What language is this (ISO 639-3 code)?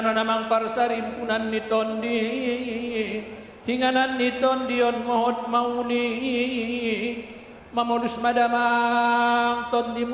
ind